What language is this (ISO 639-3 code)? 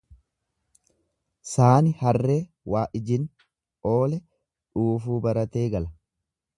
orm